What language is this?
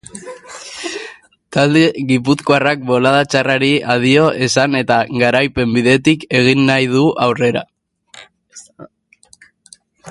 Basque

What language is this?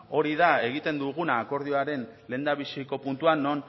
Basque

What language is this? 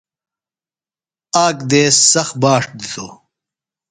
Phalura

